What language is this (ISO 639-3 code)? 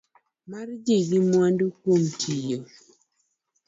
luo